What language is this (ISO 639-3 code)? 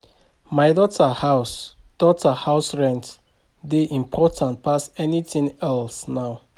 pcm